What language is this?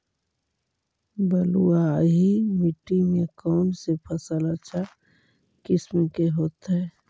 Magahi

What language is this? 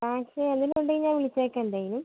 Malayalam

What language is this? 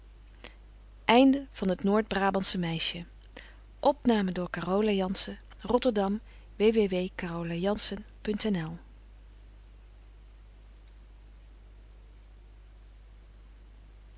Dutch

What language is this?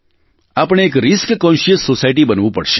Gujarati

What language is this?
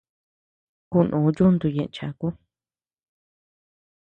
Tepeuxila Cuicatec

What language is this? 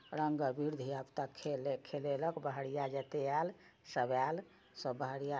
Maithili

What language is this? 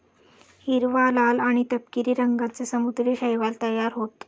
Marathi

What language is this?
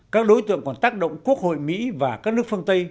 Vietnamese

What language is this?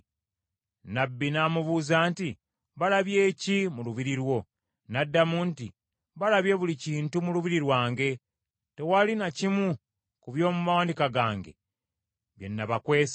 Ganda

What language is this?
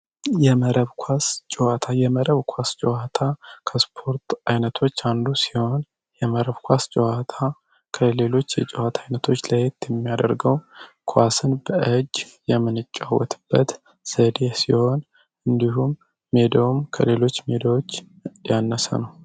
Amharic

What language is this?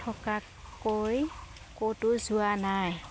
Assamese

